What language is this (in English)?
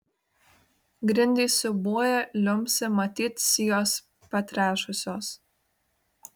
Lithuanian